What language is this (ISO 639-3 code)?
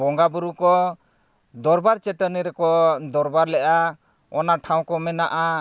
sat